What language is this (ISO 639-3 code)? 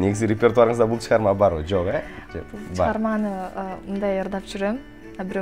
rus